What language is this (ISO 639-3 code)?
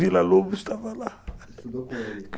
por